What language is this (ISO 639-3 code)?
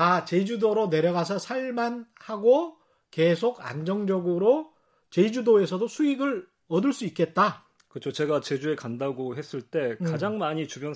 kor